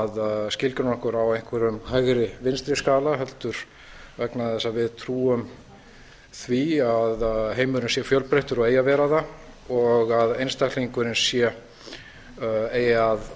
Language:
Icelandic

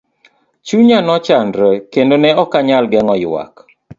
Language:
Luo (Kenya and Tanzania)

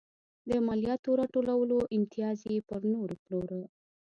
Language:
Pashto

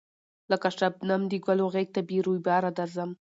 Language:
Pashto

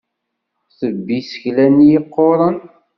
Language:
Kabyle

